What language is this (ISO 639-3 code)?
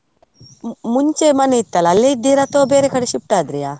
kan